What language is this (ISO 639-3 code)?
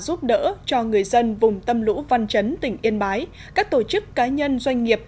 vie